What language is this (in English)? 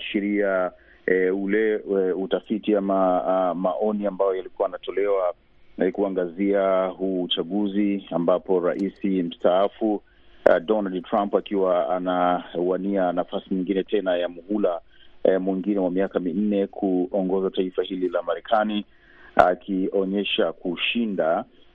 Swahili